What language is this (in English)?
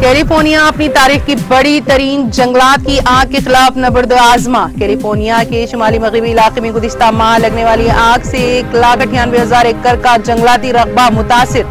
Hindi